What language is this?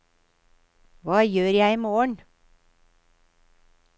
Norwegian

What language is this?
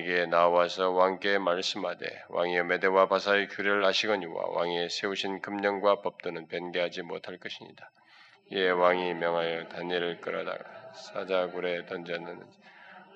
Korean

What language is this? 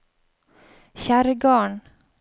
Norwegian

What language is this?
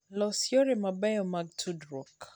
Luo (Kenya and Tanzania)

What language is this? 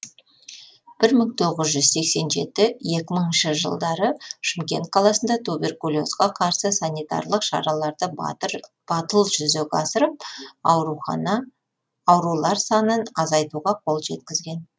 Kazakh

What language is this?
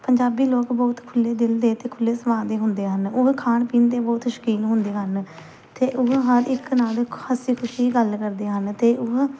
Punjabi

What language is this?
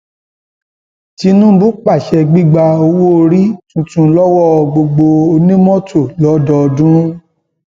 Yoruba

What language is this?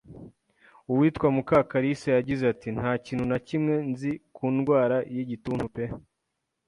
Kinyarwanda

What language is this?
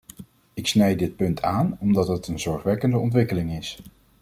Dutch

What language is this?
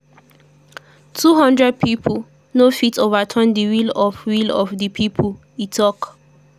Nigerian Pidgin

